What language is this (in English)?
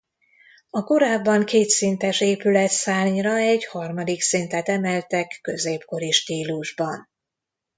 Hungarian